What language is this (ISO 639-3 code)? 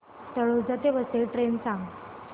mar